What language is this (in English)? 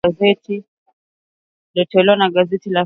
Swahili